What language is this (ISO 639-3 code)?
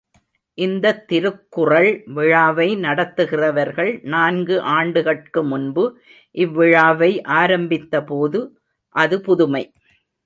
tam